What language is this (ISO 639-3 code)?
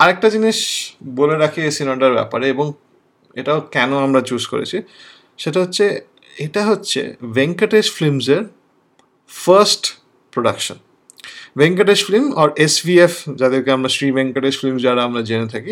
ben